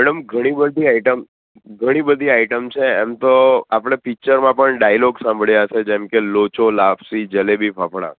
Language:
Gujarati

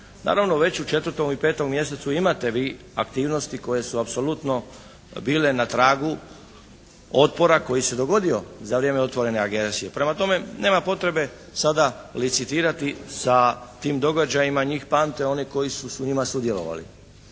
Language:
Croatian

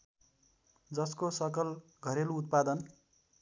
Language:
Nepali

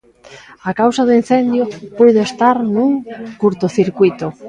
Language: Galician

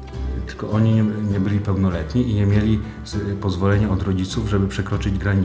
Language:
Polish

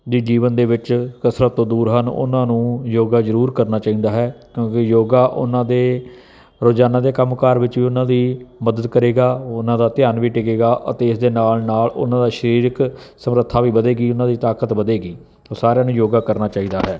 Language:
Punjabi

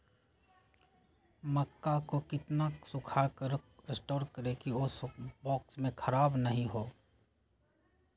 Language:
Magahi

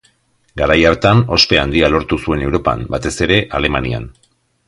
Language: Basque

